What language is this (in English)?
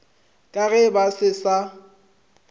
Northern Sotho